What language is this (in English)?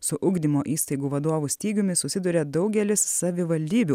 Lithuanian